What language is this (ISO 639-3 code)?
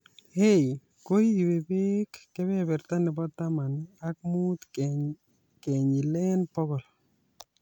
kln